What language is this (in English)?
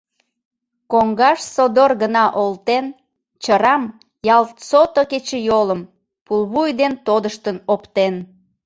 Mari